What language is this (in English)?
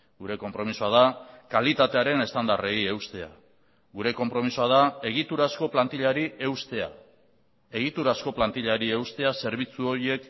Basque